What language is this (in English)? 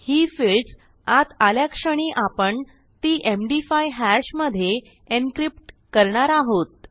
Marathi